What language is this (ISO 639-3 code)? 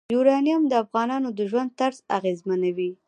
pus